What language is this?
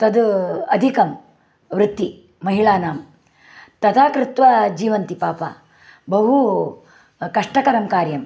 Sanskrit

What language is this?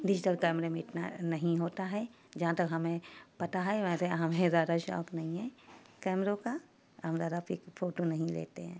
Urdu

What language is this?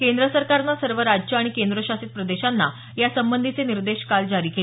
Marathi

